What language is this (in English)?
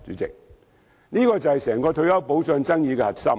Cantonese